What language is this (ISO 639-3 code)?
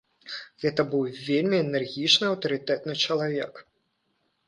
bel